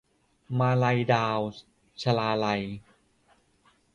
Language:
Thai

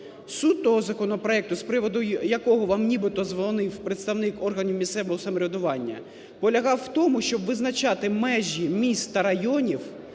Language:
Ukrainian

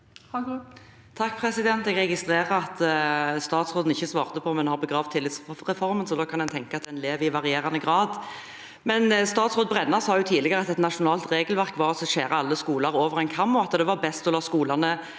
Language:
Norwegian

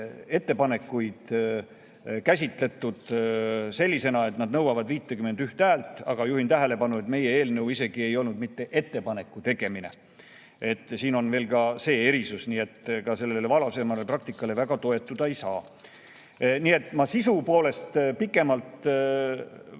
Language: Estonian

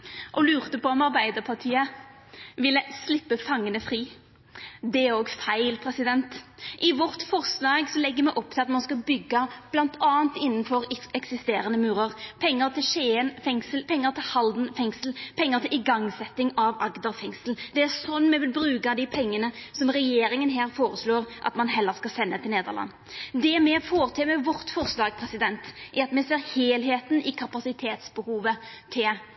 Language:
Norwegian Nynorsk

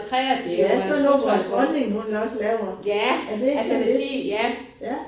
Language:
Danish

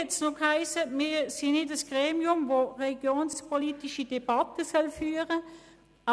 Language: Swiss German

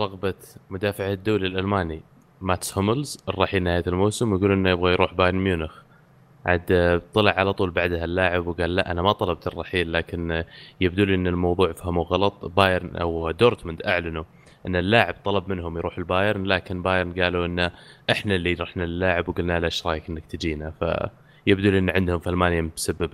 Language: Arabic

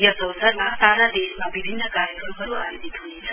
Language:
Nepali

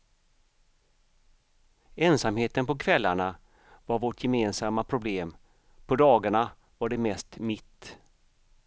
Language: Swedish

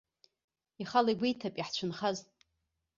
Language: Abkhazian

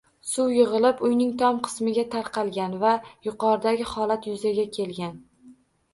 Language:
Uzbek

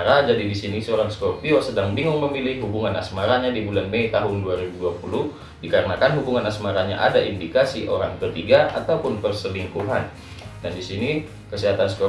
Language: Indonesian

